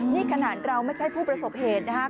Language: Thai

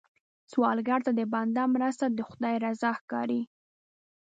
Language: Pashto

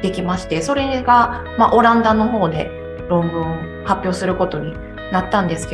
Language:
Japanese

